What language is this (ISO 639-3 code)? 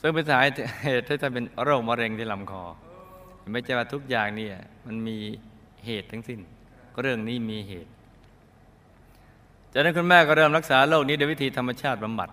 tha